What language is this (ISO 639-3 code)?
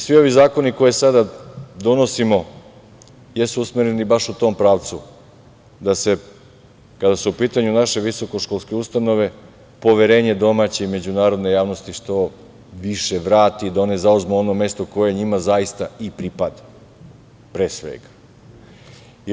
srp